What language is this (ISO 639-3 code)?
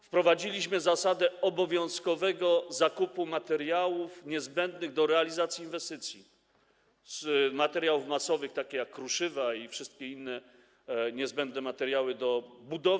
pol